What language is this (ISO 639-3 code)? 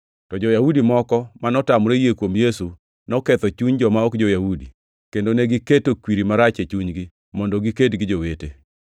luo